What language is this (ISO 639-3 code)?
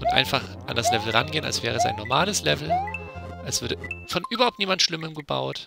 deu